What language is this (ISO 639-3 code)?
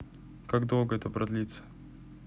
rus